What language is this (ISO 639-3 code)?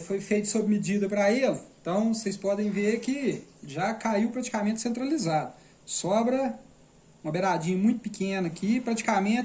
por